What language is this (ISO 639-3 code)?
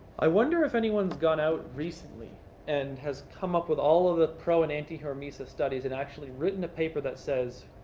eng